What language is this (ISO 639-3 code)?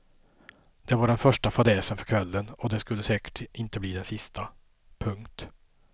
swe